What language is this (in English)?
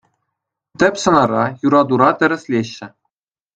Chuvash